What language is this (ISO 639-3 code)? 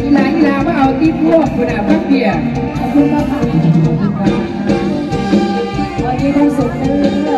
tha